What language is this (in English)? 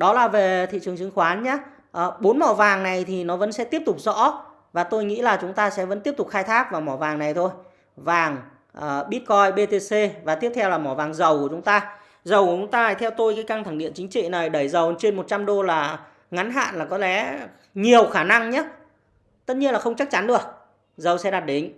Vietnamese